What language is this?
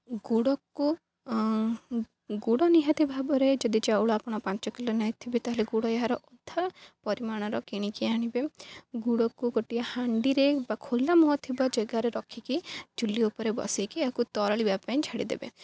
Odia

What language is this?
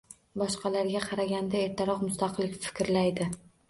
Uzbek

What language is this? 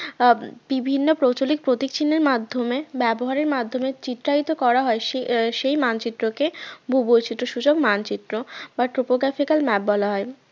Bangla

